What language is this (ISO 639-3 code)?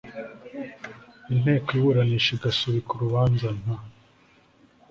kin